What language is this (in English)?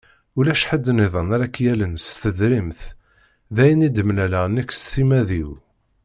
Kabyle